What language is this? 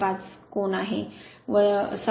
Marathi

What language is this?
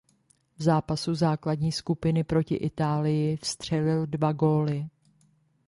Czech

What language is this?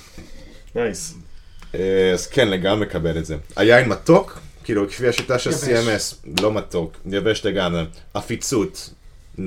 Hebrew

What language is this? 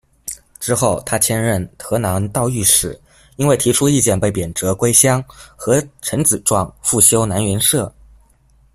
Chinese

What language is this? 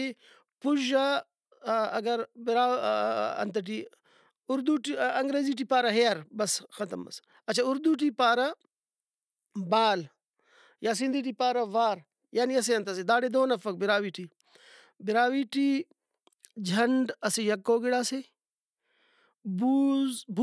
Brahui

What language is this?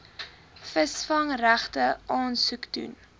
Afrikaans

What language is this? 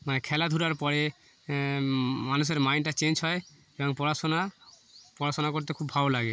Bangla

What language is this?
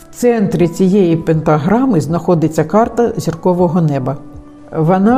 Ukrainian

